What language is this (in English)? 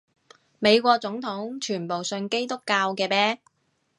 Cantonese